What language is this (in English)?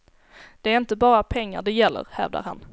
Swedish